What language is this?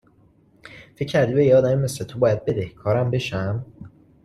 Persian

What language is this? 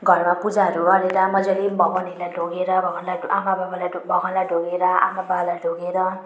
Nepali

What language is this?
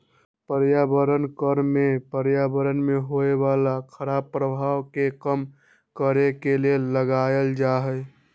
Magahi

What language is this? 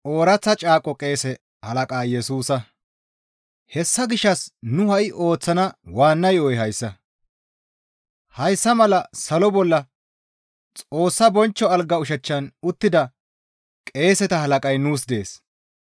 Gamo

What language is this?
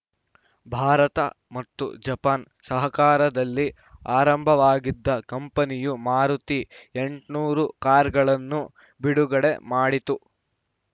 Kannada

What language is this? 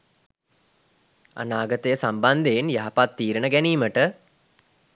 Sinhala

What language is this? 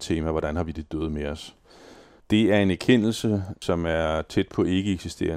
Danish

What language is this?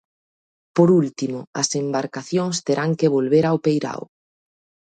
Galician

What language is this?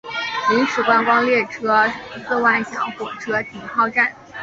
Chinese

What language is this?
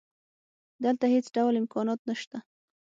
Pashto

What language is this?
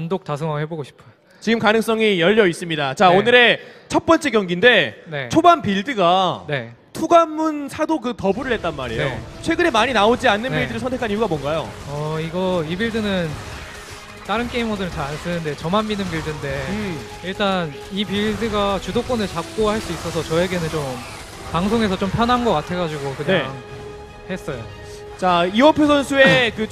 Korean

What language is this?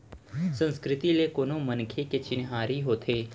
Chhattisgarhi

